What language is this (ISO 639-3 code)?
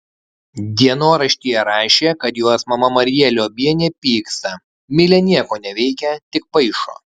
lit